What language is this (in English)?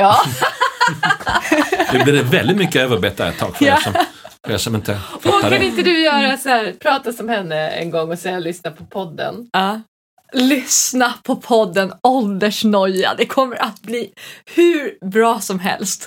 Swedish